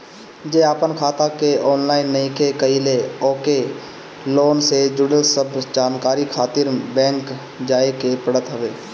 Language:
Bhojpuri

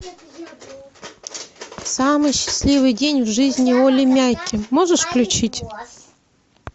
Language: Russian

